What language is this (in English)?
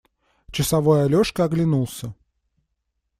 Russian